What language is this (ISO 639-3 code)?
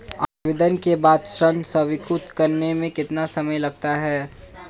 hin